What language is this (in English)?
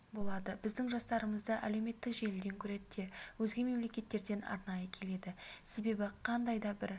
Kazakh